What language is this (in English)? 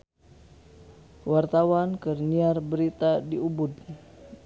Sundanese